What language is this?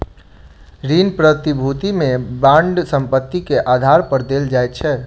Maithili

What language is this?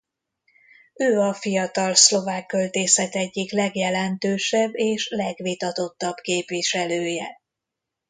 Hungarian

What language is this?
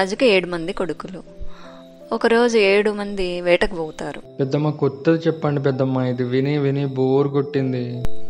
Telugu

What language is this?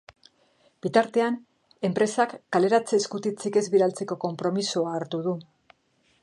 Basque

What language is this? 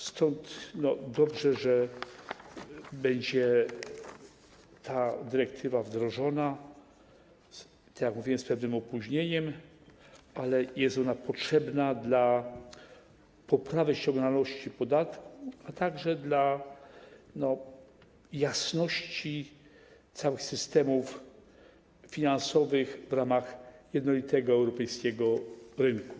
Polish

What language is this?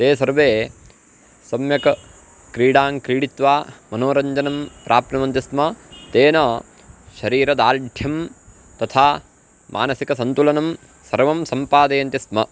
Sanskrit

